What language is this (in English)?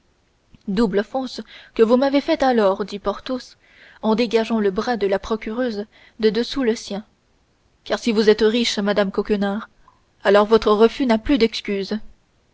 French